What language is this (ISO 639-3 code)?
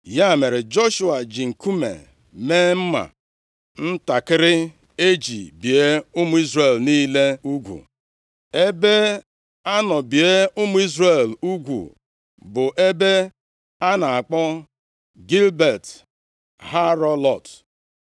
ibo